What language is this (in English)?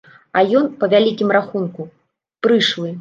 Belarusian